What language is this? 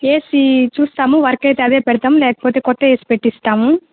Telugu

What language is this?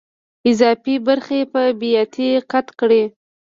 Pashto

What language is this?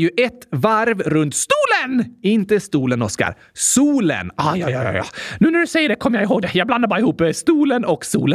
Swedish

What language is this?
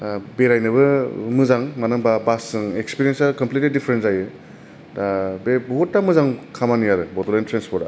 Bodo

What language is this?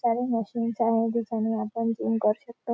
Marathi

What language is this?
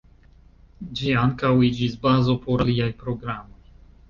Esperanto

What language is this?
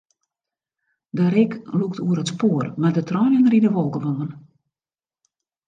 Western Frisian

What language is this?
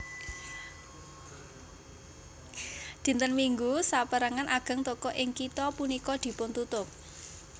Javanese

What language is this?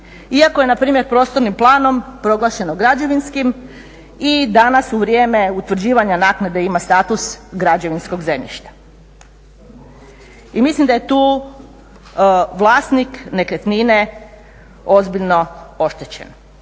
Croatian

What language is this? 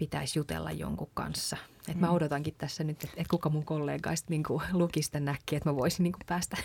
Finnish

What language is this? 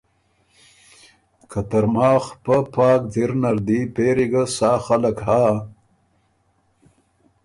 Ormuri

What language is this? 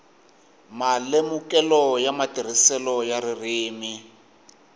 Tsonga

